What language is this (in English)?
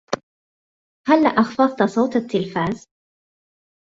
Arabic